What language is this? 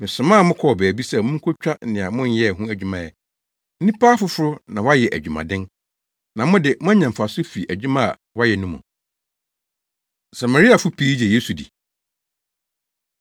Akan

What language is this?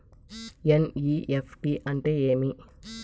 Telugu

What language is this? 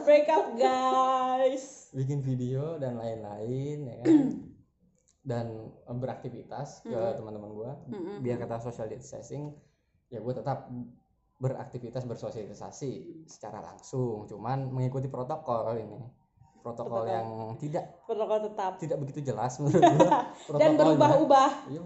Indonesian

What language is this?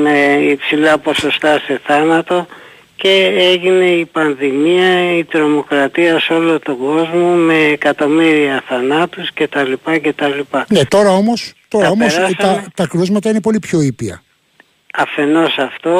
Greek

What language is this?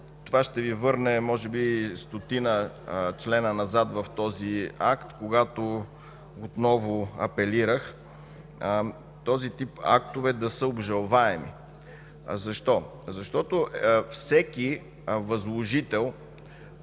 Bulgarian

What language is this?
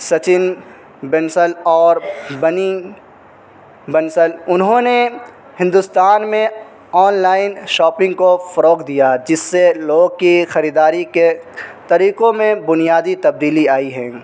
Urdu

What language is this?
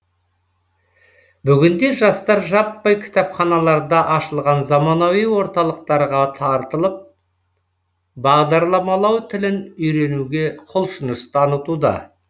Kazakh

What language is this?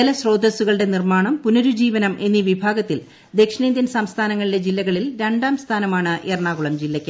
Malayalam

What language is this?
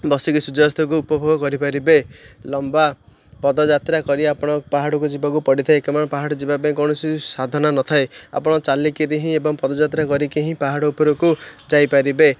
Odia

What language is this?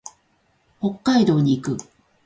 Japanese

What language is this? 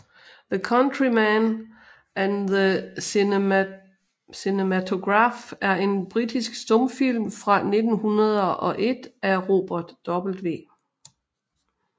Danish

